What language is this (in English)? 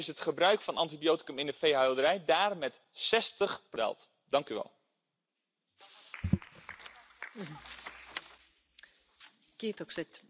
German